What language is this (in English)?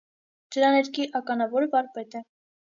Armenian